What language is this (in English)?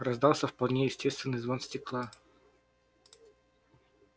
Russian